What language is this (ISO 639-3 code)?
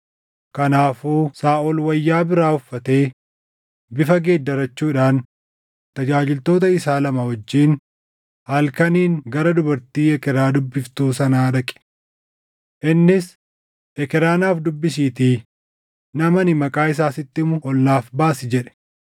orm